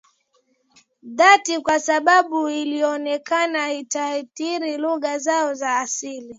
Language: Swahili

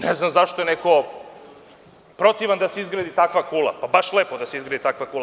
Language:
Serbian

